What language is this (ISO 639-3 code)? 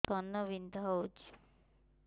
ori